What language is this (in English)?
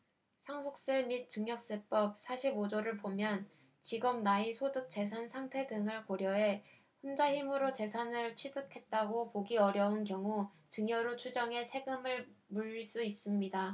Korean